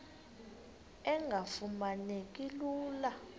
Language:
Xhosa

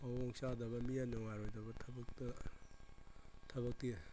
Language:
Manipuri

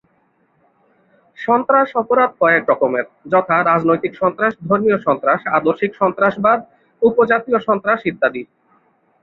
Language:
Bangla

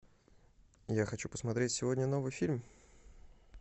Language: Russian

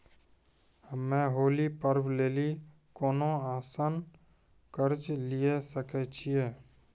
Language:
Maithili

